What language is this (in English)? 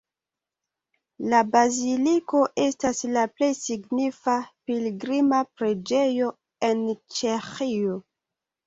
Esperanto